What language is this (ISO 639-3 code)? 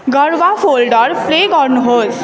nep